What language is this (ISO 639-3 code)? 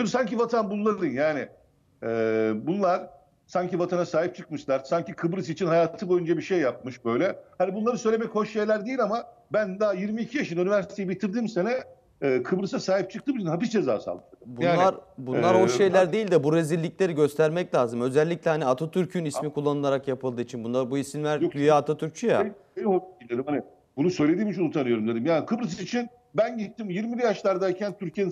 tur